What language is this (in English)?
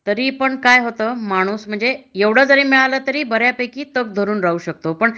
Marathi